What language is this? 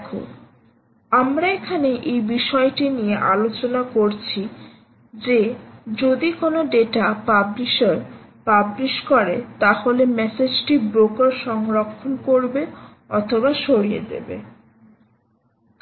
Bangla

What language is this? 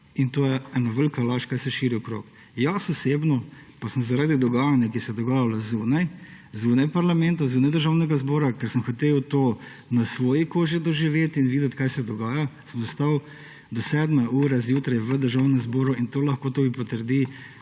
Slovenian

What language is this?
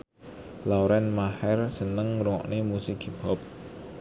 Javanese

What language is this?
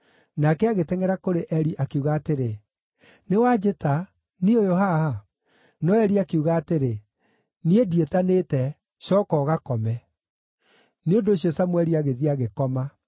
Kikuyu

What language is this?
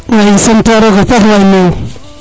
Serer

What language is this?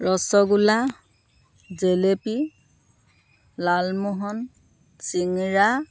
Assamese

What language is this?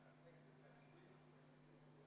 Estonian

